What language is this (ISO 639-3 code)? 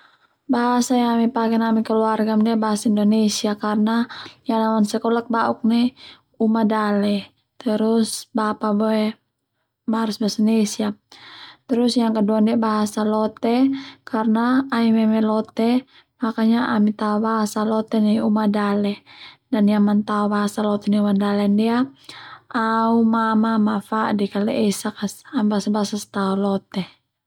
twu